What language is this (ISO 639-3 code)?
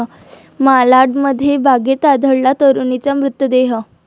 mar